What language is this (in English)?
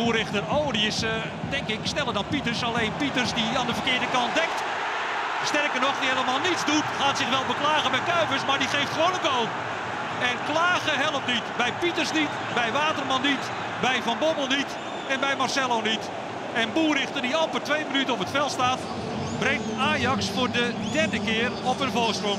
Dutch